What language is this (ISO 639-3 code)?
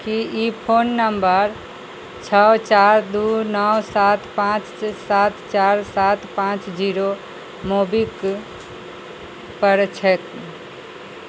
mai